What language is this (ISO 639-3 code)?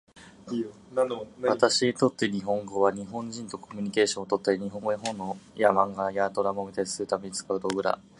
jpn